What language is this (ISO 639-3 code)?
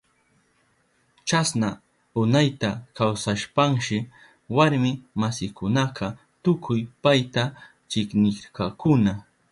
qup